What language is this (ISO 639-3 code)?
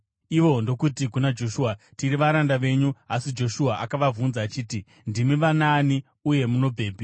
sna